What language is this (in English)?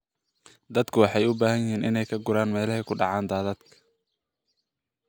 Somali